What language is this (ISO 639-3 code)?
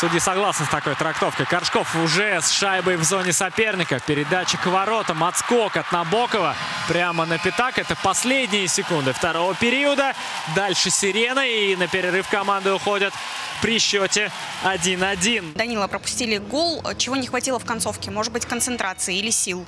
rus